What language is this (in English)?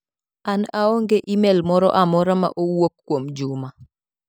Luo (Kenya and Tanzania)